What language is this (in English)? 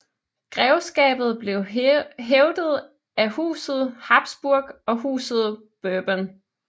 Danish